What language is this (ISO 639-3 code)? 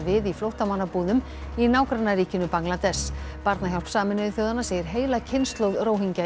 isl